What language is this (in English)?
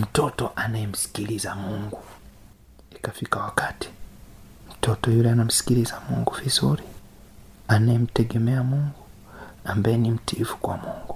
Swahili